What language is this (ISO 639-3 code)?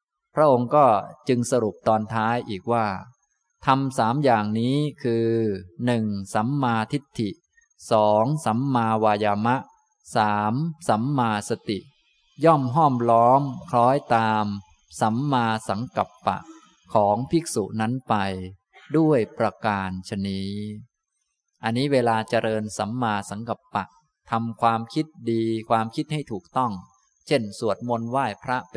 tha